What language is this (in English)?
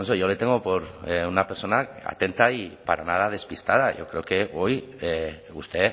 Spanish